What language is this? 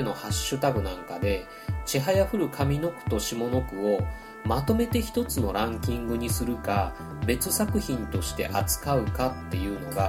Japanese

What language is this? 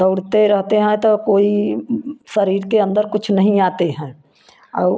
Hindi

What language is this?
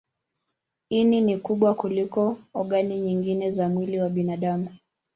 Swahili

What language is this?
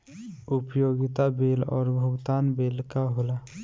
Bhojpuri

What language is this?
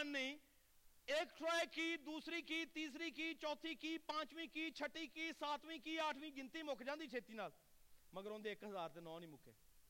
Urdu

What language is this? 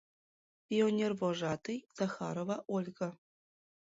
Mari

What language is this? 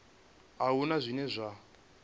Venda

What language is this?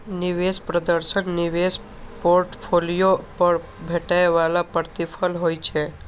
Maithili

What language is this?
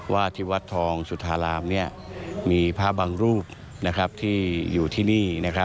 Thai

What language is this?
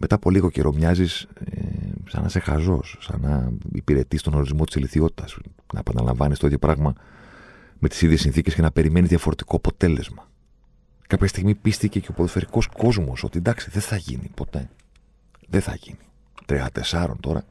Greek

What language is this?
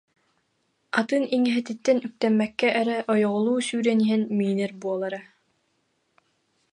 Yakut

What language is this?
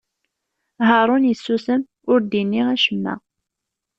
Kabyle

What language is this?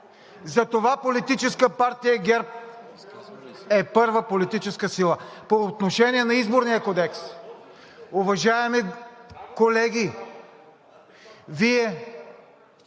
Bulgarian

